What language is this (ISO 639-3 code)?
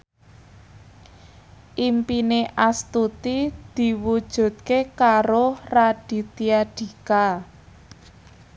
jav